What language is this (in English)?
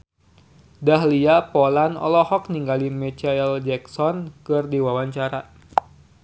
Sundanese